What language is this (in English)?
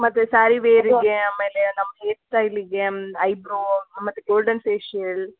Kannada